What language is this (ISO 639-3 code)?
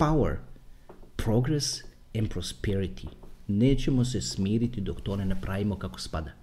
hrv